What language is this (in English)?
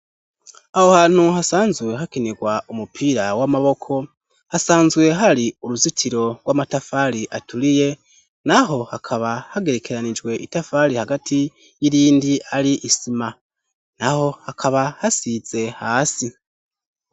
Rundi